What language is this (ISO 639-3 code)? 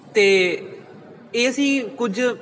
pan